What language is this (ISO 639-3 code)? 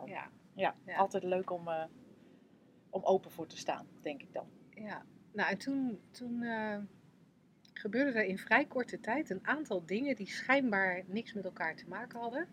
nld